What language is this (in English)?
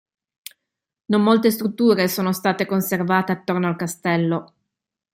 Italian